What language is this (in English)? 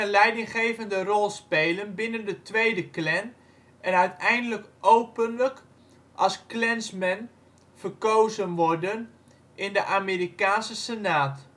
Dutch